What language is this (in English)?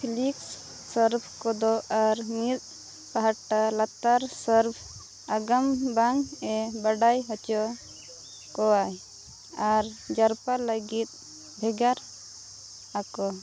Santali